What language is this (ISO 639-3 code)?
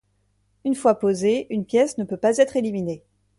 fra